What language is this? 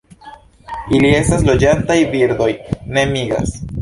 Esperanto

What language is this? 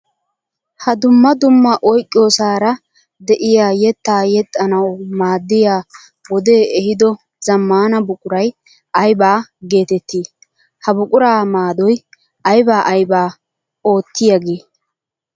Wolaytta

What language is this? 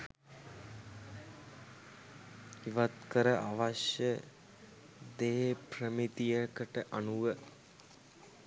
Sinhala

